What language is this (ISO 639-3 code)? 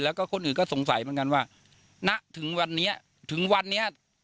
tha